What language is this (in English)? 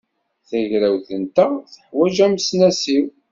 Kabyle